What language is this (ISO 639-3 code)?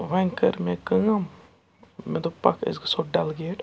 kas